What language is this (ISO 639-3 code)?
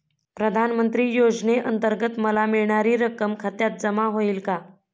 mar